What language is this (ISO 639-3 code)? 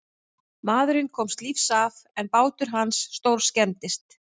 isl